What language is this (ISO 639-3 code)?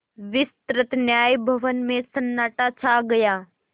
hin